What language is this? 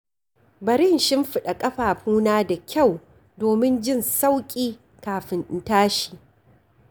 Hausa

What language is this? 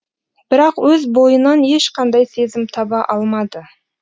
Kazakh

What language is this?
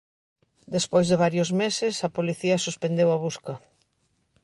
Galician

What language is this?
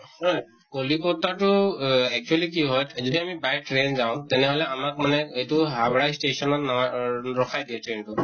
Assamese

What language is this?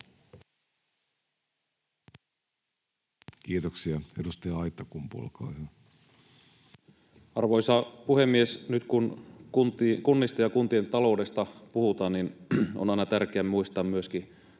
Finnish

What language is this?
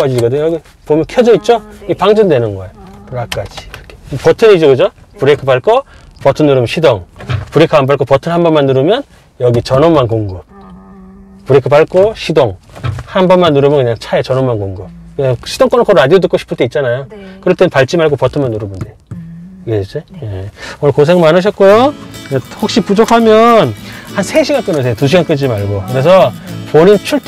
Korean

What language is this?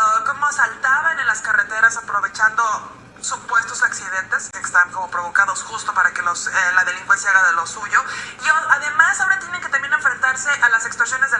Spanish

